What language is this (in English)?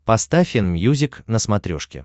Russian